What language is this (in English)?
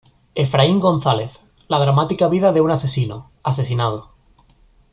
Spanish